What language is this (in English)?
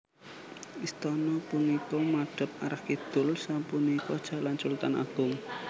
Javanese